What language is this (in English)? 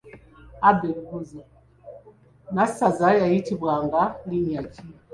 Ganda